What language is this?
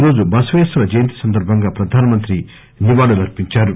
Telugu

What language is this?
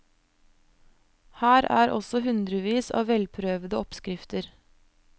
Norwegian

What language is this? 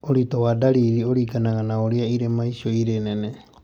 Kikuyu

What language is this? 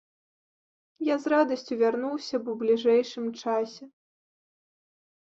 Belarusian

